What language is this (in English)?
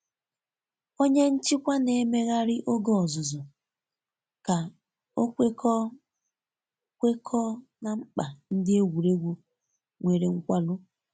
Igbo